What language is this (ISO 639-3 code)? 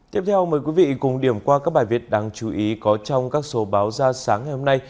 vie